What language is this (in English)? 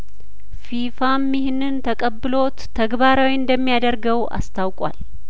Amharic